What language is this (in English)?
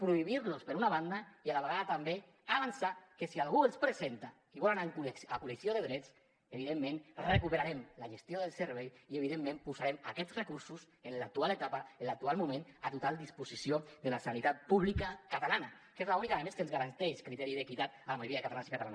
Catalan